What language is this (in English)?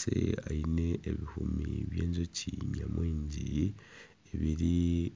Nyankole